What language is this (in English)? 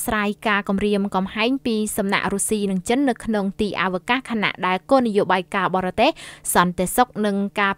Thai